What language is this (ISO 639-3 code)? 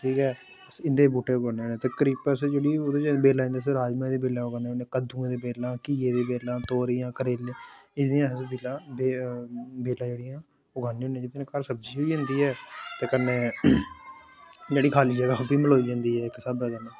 doi